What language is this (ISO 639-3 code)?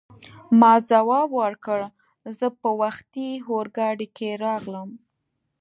pus